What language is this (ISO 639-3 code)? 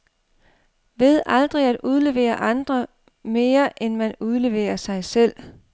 dan